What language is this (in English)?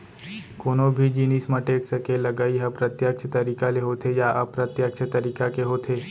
Chhattisgarhi